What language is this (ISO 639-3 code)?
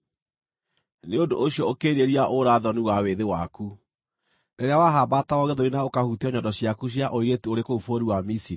kik